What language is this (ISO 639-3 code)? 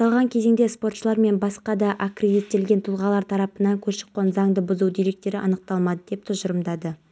kaz